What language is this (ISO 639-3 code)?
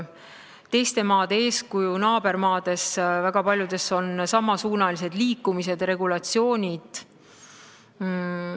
est